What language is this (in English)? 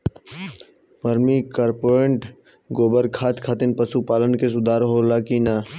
Bhojpuri